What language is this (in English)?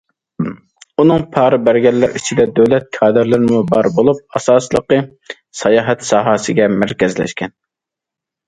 Uyghur